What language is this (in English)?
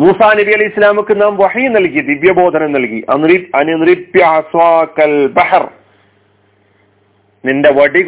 Malayalam